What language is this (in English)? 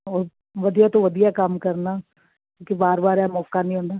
Punjabi